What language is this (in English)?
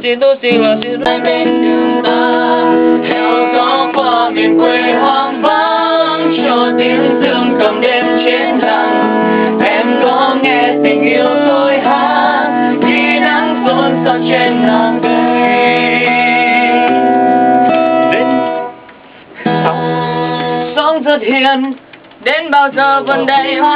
Vietnamese